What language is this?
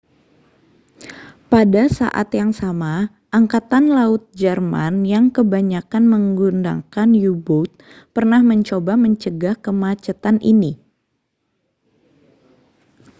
Indonesian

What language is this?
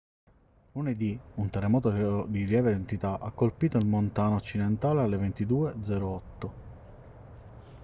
Italian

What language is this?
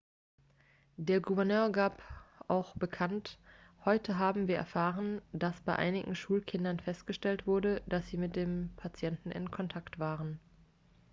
German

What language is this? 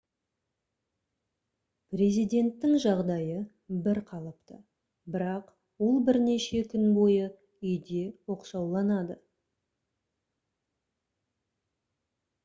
Kazakh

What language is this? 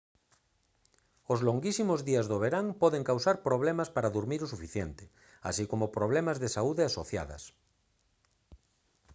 Galician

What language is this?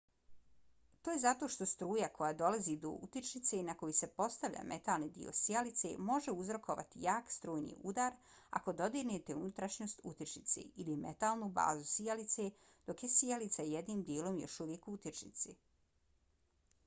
Bosnian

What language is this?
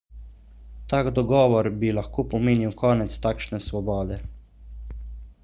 Slovenian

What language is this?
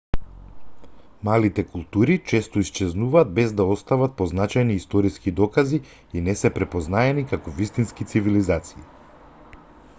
Macedonian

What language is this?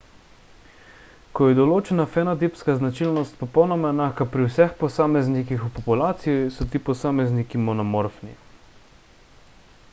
Slovenian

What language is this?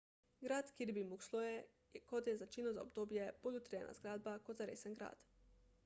Slovenian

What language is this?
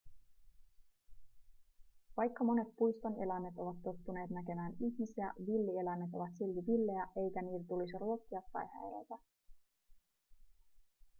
Finnish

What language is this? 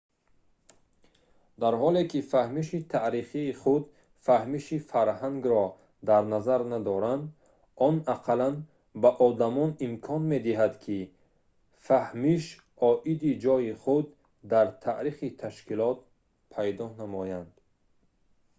Tajik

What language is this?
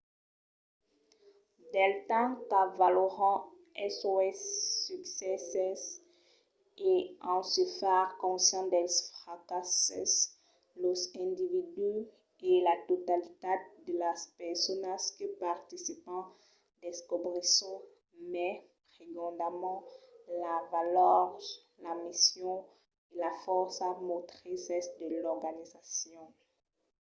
Occitan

